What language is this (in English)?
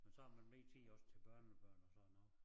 Danish